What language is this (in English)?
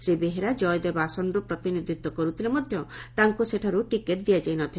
Odia